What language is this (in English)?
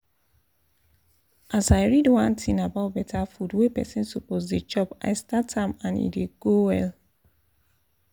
Nigerian Pidgin